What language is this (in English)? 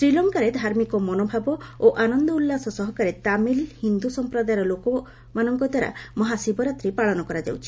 Odia